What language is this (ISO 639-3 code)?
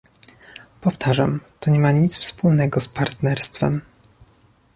pol